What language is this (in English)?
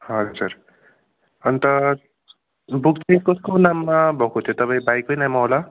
Nepali